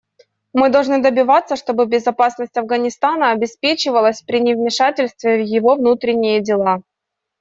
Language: Russian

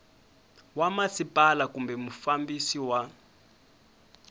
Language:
Tsonga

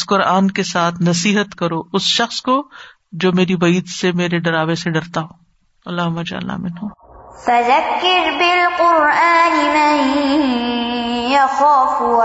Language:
Urdu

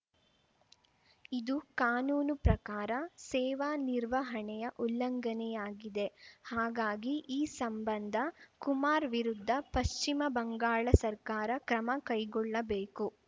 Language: Kannada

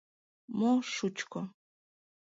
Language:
Mari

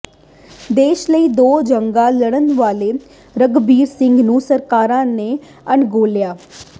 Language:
Punjabi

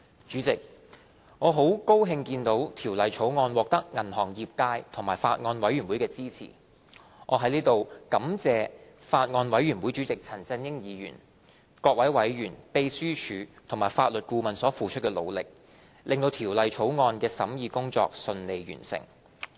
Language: Cantonese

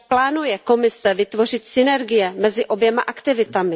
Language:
Czech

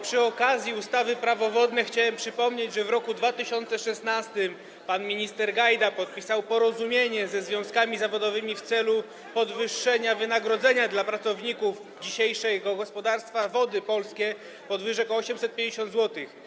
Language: Polish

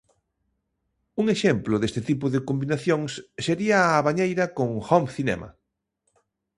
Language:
Galician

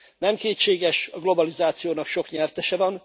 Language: Hungarian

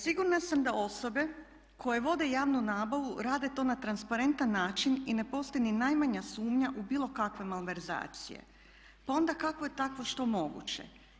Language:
Croatian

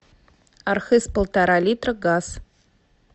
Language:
Russian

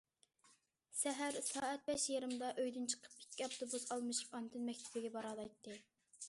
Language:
Uyghur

